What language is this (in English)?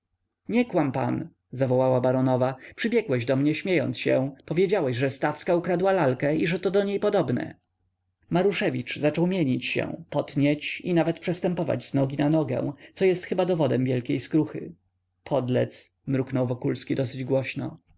Polish